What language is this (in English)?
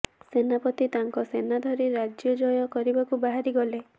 Odia